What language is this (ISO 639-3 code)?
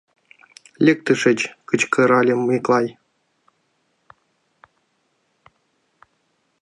chm